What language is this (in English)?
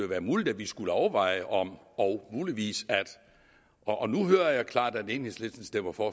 Danish